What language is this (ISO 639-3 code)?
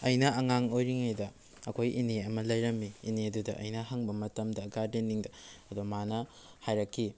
mni